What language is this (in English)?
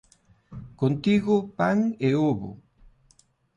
Galician